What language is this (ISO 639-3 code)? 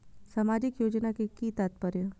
mai